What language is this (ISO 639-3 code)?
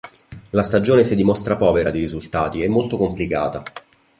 ita